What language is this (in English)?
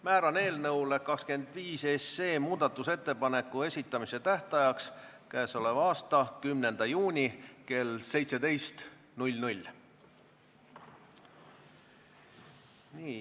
Estonian